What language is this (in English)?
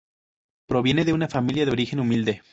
Spanish